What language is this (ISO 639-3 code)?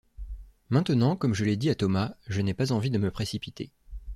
fra